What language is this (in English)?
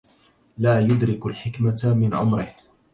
Arabic